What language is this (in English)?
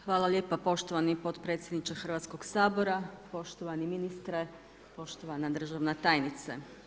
Croatian